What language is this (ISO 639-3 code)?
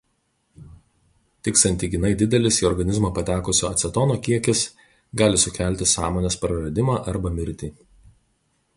lit